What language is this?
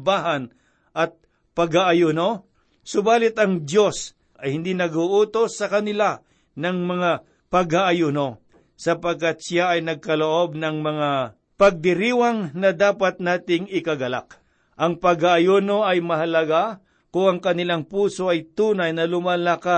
Filipino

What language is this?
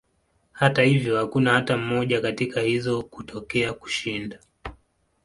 Swahili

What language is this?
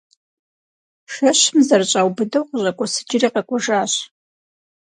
Kabardian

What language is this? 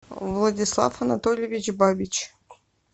Russian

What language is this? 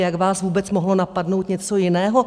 Czech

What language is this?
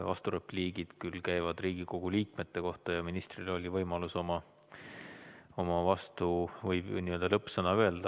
Estonian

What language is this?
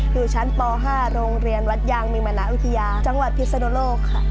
Thai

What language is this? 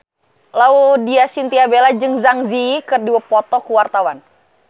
Sundanese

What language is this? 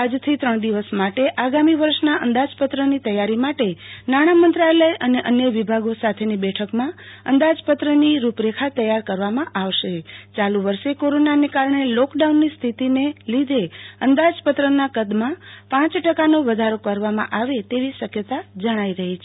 Gujarati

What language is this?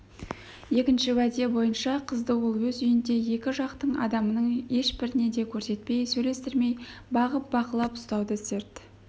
Kazakh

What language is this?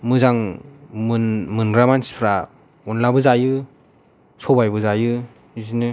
Bodo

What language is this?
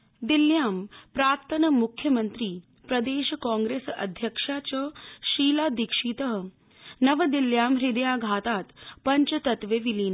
Sanskrit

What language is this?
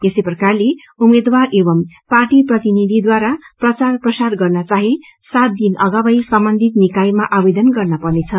Nepali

